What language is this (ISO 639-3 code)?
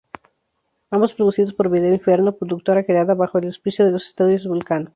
spa